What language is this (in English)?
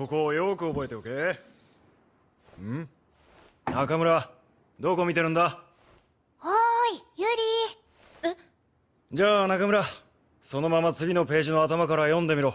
Japanese